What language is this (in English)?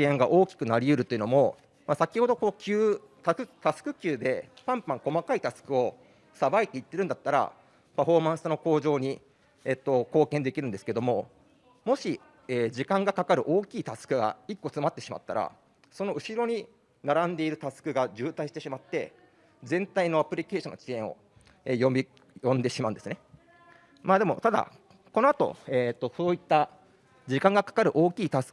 Japanese